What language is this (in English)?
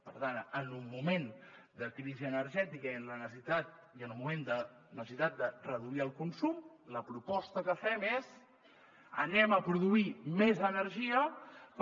Catalan